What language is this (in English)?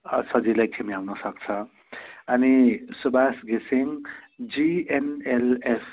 Nepali